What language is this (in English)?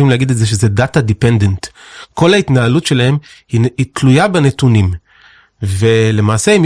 Hebrew